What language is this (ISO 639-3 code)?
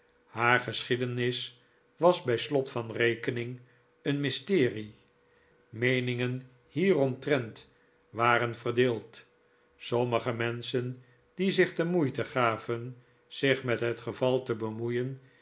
nld